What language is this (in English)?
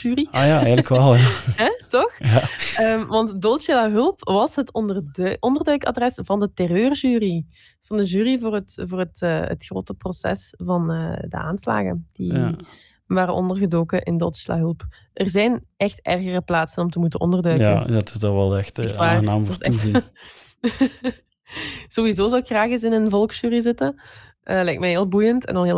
Dutch